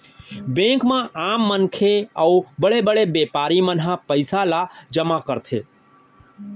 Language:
Chhattisgarhi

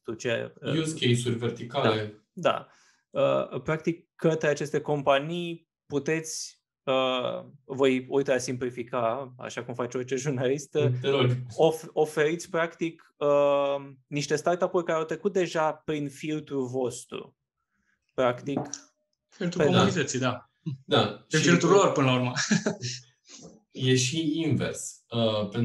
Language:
Romanian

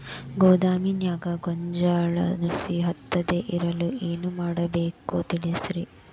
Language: Kannada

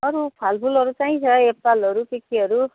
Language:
Nepali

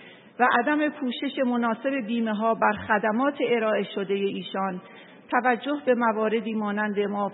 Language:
Persian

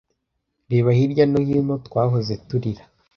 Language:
Kinyarwanda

